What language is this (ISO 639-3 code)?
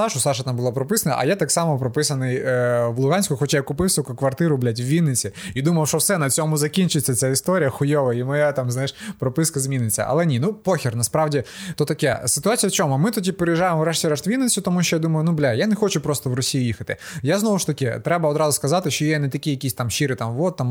ukr